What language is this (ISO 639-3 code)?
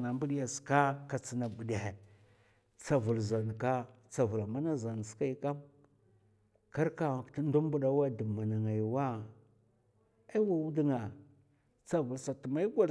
maf